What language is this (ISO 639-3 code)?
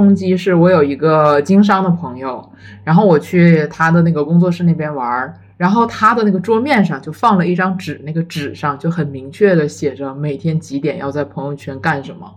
zho